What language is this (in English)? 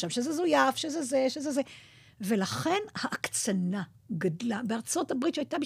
Hebrew